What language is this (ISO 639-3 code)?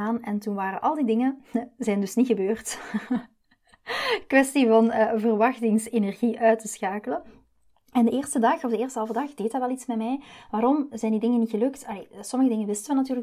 nld